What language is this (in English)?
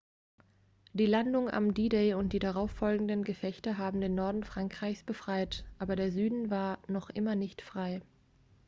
German